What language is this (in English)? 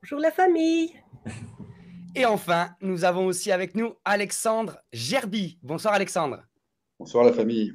French